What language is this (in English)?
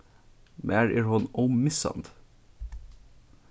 Faroese